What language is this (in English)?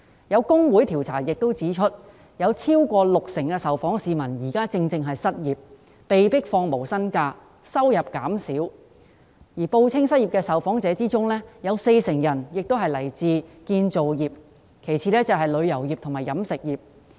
Cantonese